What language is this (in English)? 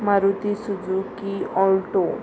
Konkani